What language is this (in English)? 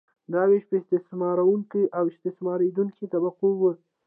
Pashto